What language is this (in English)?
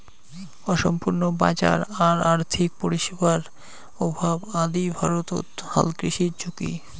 Bangla